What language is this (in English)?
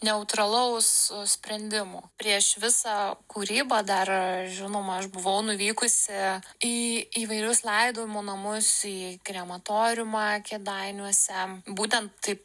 Lithuanian